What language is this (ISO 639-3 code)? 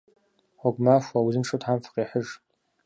kbd